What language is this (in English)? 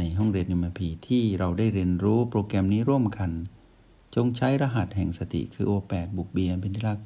Thai